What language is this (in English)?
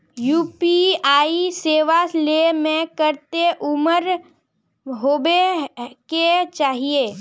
Magahi